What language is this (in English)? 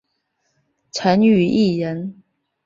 Chinese